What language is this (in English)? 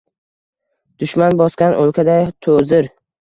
Uzbek